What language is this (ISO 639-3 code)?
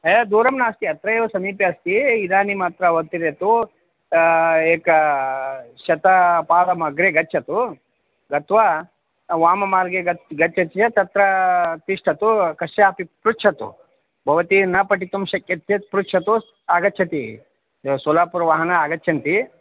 san